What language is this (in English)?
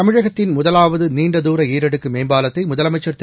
Tamil